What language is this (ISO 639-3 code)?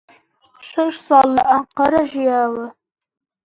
ckb